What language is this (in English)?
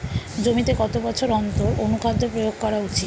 Bangla